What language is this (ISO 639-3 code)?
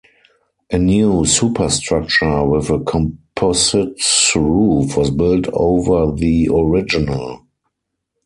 eng